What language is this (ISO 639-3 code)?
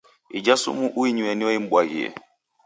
dav